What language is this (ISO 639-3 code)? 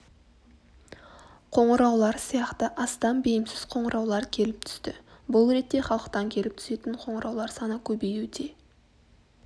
kaz